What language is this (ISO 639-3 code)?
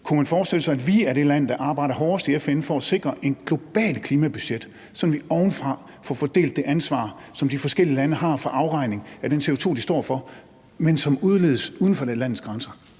dan